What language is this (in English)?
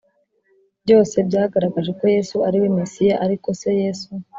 Kinyarwanda